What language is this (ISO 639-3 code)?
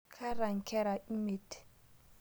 mas